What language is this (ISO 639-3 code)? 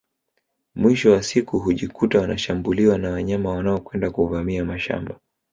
swa